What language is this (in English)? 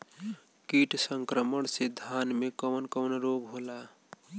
Bhojpuri